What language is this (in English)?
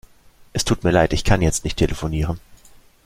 German